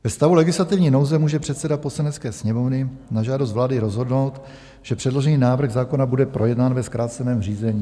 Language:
Czech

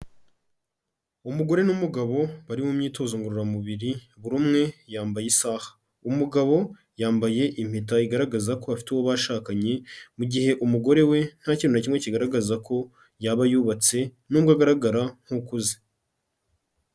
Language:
Kinyarwanda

